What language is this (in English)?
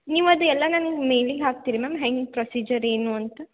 Kannada